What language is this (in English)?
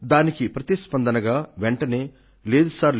Telugu